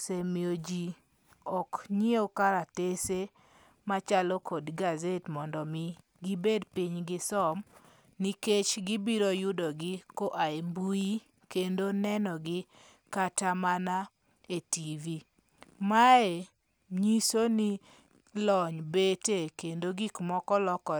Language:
Luo (Kenya and Tanzania)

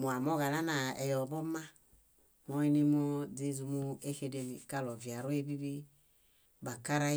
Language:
Bayot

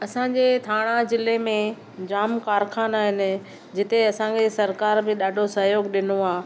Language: Sindhi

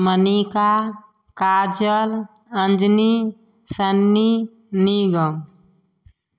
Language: Maithili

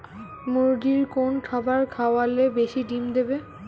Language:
Bangla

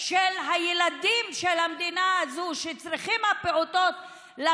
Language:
Hebrew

